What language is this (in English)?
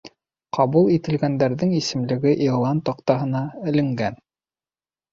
Bashkir